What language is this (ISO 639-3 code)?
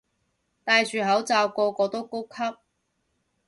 yue